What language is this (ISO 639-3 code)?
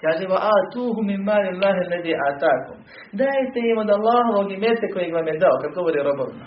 hrv